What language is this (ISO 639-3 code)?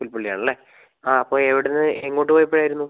mal